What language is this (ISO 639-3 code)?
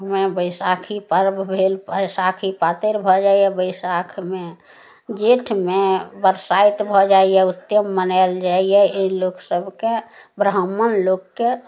mai